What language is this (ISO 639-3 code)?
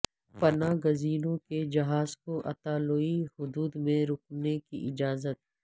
urd